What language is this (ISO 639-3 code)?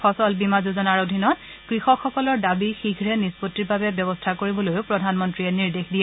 asm